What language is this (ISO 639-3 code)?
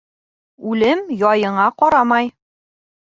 bak